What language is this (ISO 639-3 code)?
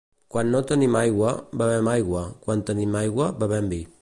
cat